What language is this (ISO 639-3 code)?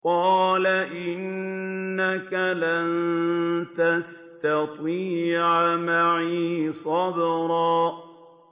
ara